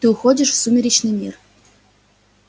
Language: Russian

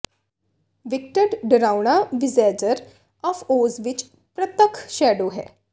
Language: Punjabi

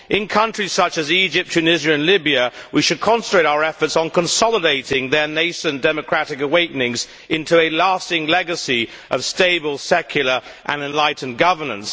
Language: English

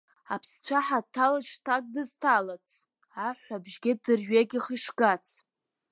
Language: Abkhazian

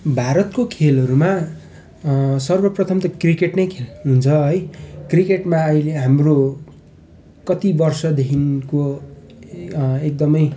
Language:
Nepali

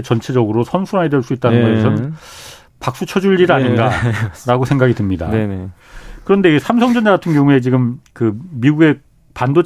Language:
Korean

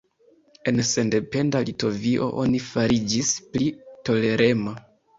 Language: Esperanto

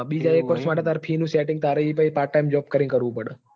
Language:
Gujarati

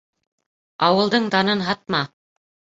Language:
Bashkir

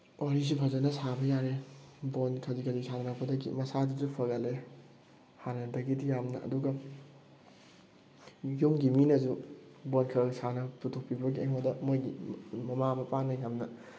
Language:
Manipuri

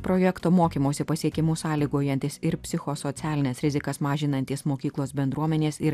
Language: Lithuanian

